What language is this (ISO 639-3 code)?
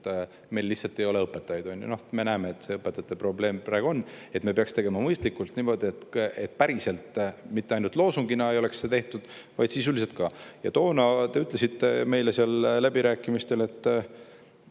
est